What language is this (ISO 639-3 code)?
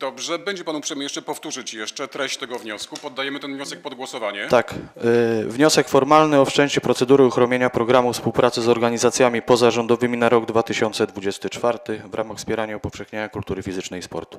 pol